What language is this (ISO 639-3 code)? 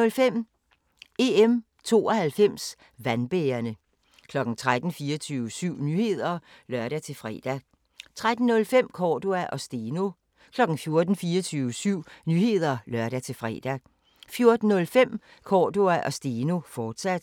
dan